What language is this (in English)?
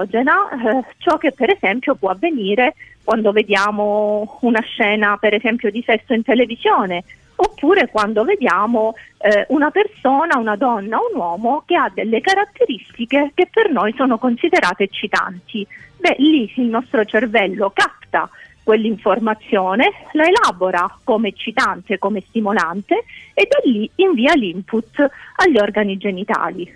Italian